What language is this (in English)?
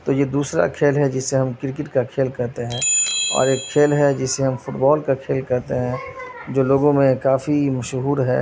Urdu